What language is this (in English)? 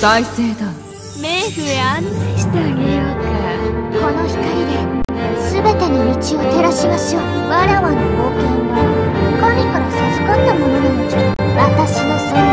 Japanese